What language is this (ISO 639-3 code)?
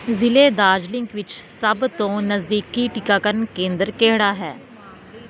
pan